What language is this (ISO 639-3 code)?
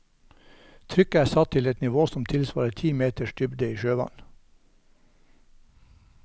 nor